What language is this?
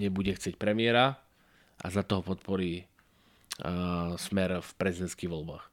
Slovak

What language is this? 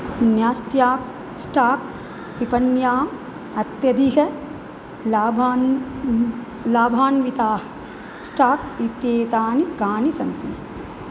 Sanskrit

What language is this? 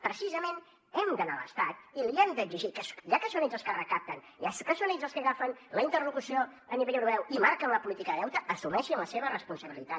Catalan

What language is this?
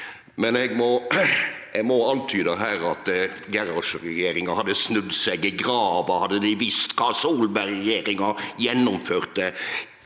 Norwegian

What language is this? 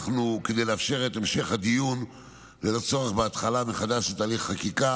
Hebrew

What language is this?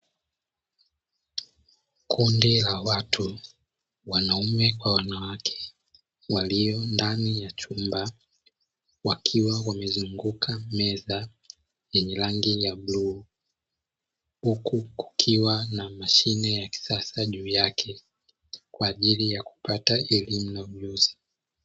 Swahili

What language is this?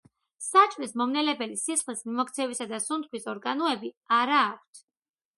Georgian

